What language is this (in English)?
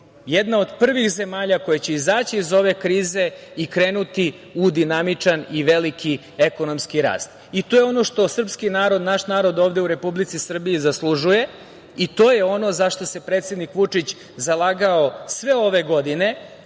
Serbian